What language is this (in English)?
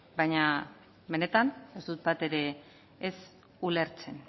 Basque